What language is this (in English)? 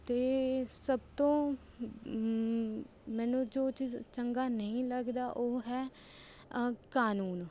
Punjabi